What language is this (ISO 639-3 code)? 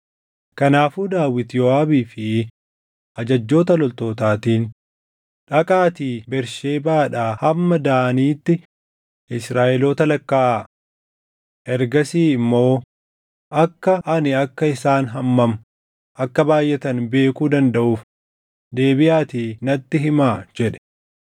orm